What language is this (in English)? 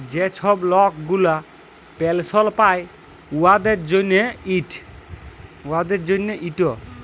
Bangla